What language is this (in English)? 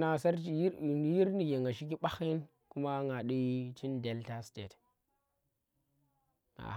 Tera